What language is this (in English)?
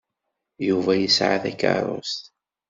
Kabyle